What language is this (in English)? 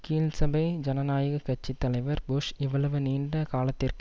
Tamil